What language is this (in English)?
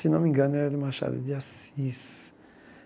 Portuguese